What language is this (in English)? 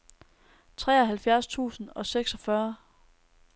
Danish